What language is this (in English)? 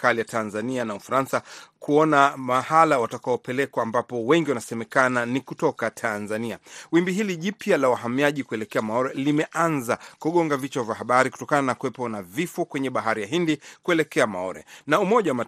Swahili